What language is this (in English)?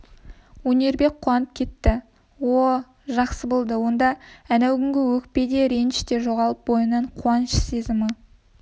Kazakh